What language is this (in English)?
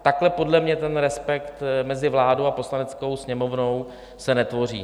Czech